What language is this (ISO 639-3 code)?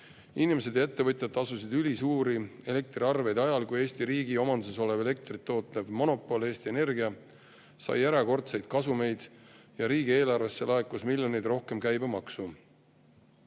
est